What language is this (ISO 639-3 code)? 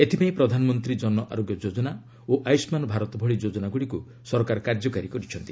ori